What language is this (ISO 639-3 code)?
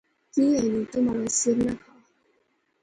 phr